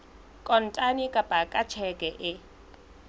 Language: Southern Sotho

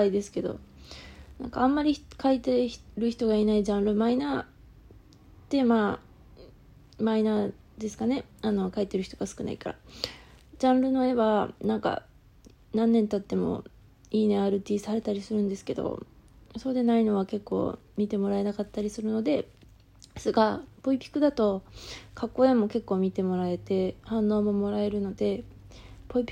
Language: Japanese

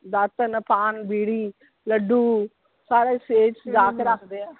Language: Punjabi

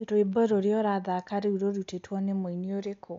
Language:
Kikuyu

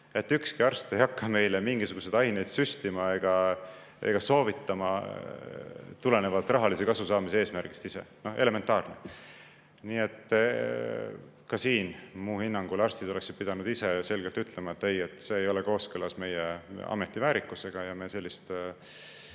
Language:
Estonian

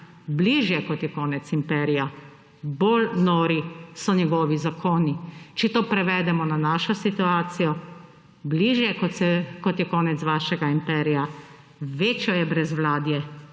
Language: Slovenian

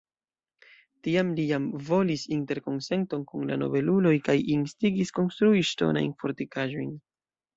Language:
Esperanto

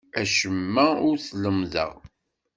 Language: Kabyle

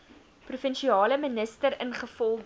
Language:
Afrikaans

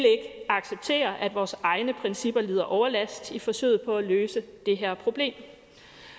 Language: Danish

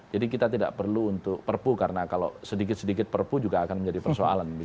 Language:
Indonesian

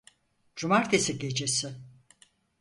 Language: Turkish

